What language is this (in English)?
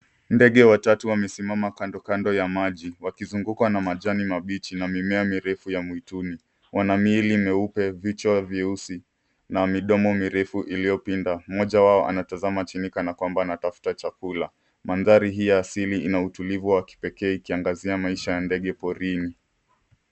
Swahili